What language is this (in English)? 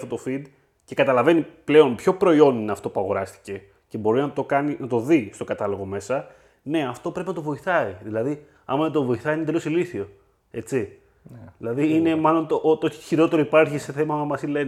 Greek